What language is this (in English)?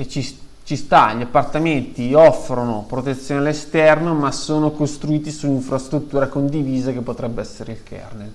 Italian